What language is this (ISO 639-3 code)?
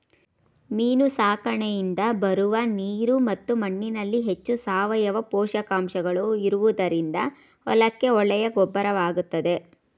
kan